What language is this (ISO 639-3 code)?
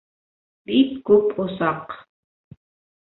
bak